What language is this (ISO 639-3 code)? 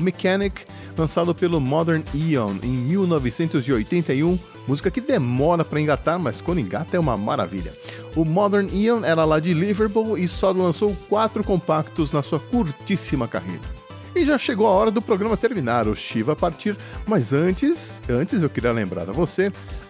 por